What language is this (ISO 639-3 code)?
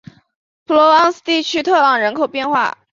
zho